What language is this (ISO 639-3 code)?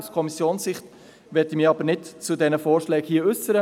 gsw